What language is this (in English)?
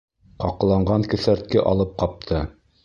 Bashkir